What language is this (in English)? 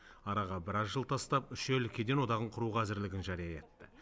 Kazakh